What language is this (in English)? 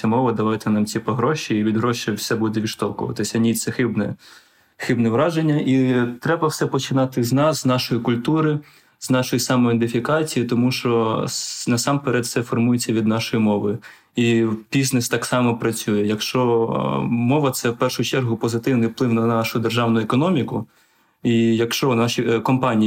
Ukrainian